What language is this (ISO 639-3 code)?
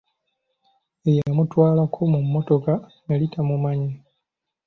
lug